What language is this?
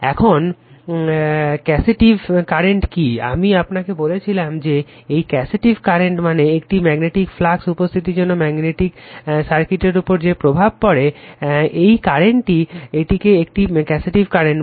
Bangla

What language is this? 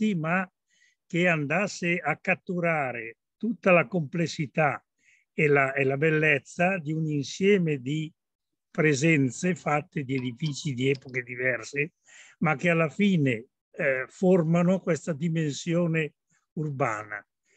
Italian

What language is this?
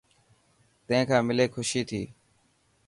Dhatki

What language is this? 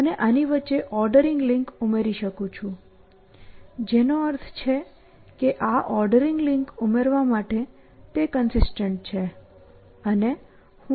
Gujarati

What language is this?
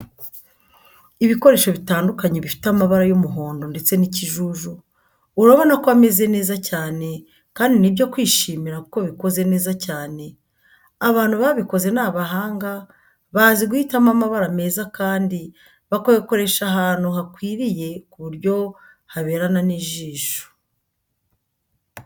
Kinyarwanda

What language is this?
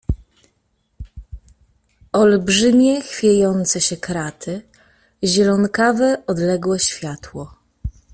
Polish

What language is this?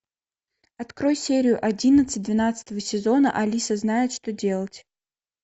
Russian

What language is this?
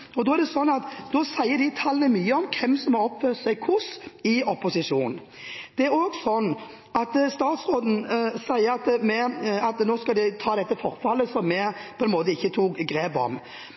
Norwegian Bokmål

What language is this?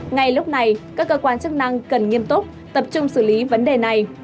Vietnamese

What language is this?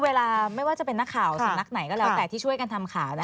Thai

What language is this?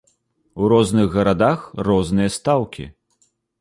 Belarusian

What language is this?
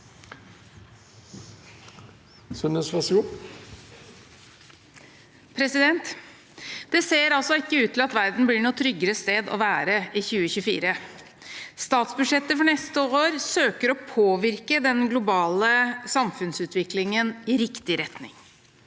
Norwegian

